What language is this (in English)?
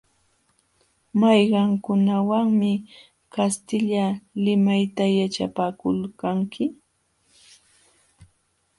Jauja Wanca Quechua